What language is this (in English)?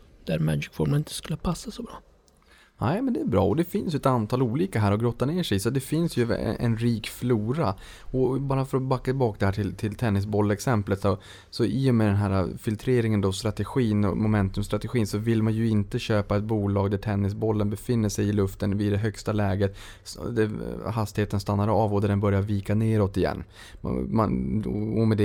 Swedish